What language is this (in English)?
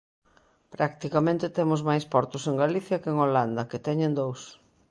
Galician